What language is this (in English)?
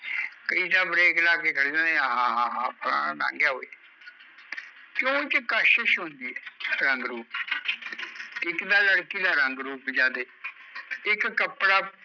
Punjabi